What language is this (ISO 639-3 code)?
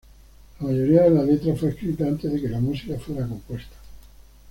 spa